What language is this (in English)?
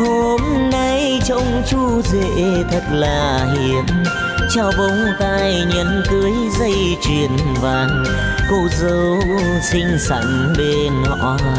Vietnamese